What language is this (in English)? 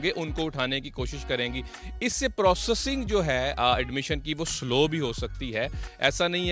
Urdu